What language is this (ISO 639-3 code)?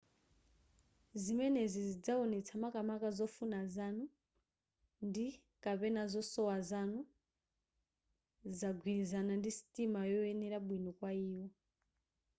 nya